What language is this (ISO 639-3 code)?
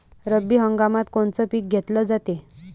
mar